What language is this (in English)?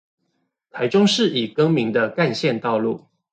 Chinese